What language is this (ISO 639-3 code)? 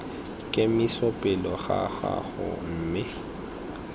tsn